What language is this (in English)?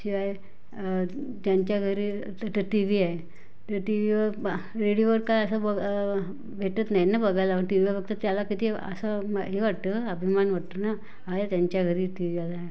Marathi